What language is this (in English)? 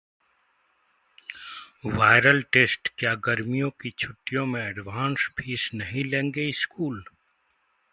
Hindi